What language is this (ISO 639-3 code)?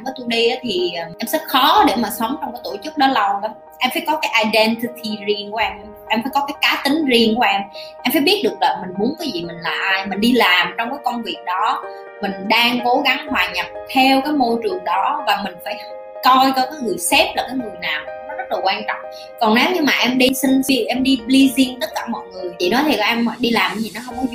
vie